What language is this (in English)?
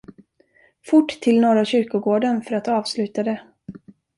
Swedish